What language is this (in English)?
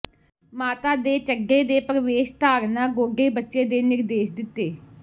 Punjabi